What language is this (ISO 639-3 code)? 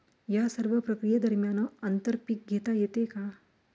mar